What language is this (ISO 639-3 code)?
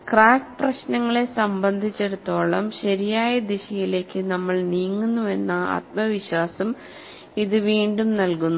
mal